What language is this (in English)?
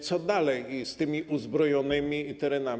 Polish